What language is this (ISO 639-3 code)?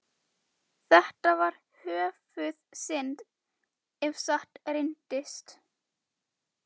isl